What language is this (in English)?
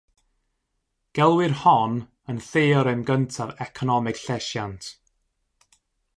Welsh